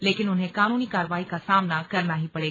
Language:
Hindi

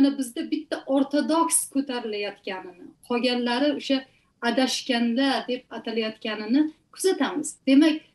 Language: Turkish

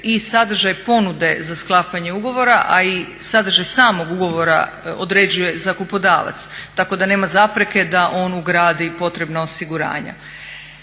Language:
Croatian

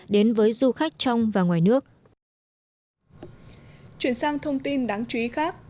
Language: Vietnamese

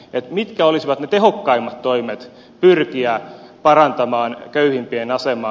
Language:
Finnish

